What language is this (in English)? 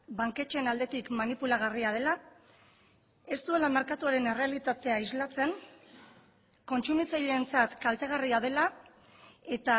Basque